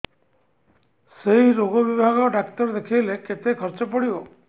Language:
Odia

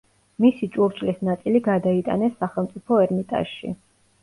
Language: Georgian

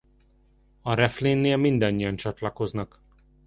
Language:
Hungarian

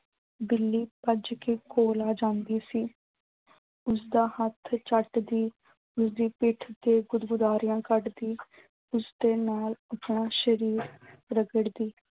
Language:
Punjabi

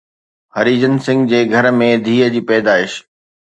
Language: Sindhi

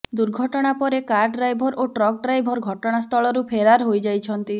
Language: Odia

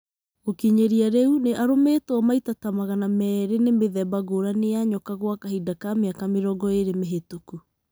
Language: Kikuyu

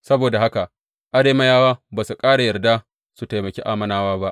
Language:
Hausa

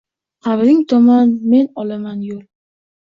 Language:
Uzbek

